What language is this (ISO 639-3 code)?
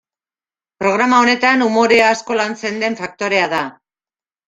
eus